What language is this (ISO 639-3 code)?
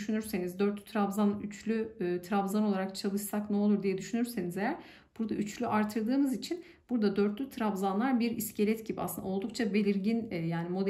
tur